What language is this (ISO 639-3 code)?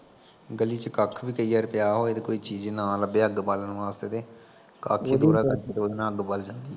pan